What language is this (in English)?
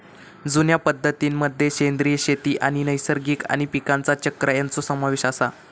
Marathi